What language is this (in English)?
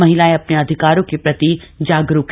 Hindi